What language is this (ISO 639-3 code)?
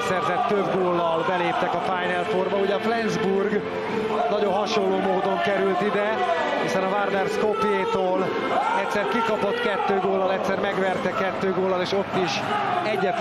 hun